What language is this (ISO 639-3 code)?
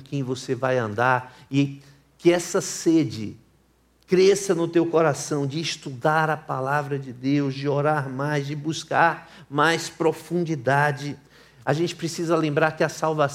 por